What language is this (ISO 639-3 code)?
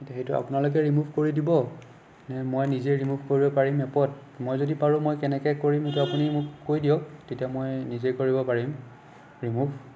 asm